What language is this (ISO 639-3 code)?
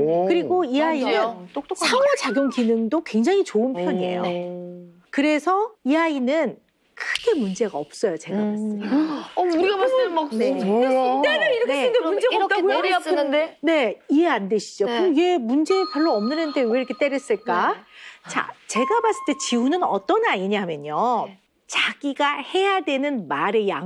kor